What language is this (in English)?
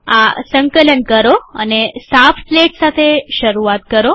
Gujarati